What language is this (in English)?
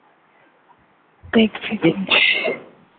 Bangla